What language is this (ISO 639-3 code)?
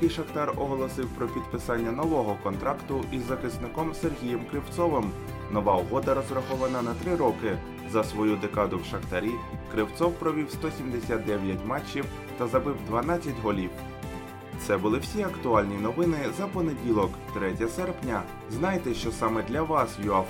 ukr